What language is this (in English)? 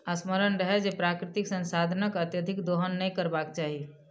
Maithili